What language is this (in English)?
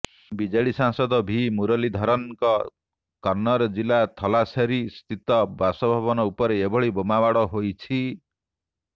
Odia